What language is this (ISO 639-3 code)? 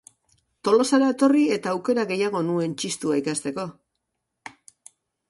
eus